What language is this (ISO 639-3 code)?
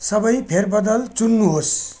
nep